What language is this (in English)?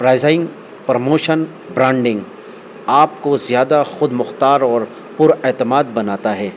Urdu